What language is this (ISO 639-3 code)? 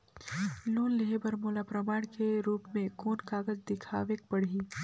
hne